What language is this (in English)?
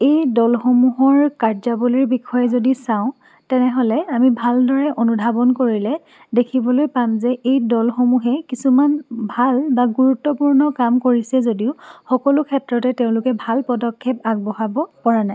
Assamese